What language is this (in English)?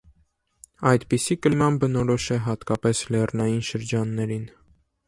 Armenian